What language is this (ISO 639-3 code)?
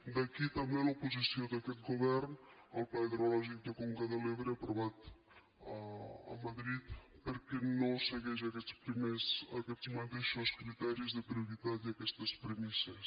cat